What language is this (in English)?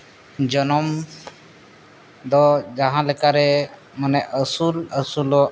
Santali